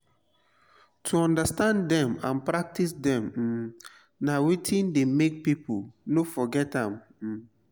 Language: Nigerian Pidgin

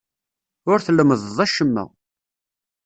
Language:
Kabyle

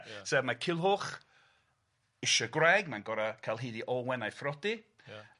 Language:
Welsh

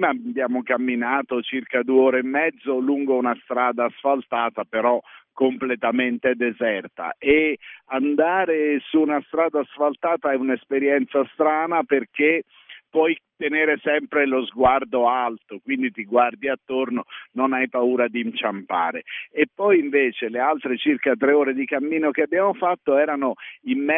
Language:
Italian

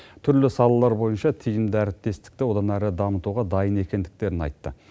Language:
Kazakh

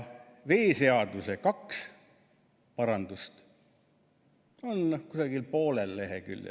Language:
Estonian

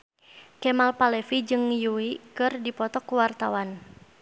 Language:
Sundanese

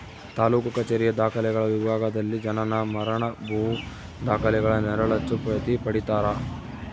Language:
Kannada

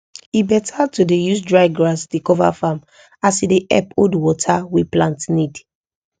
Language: Nigerian Pidgin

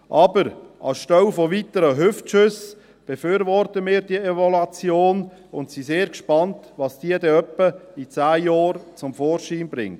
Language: Swiss German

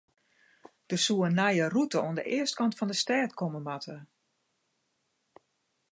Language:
Western Frisian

